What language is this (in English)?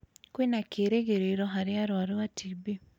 Kikuyu